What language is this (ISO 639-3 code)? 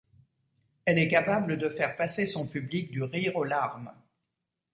fra